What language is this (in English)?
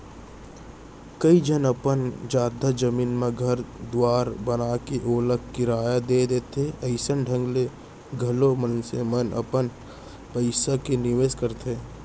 Chhattisgarhi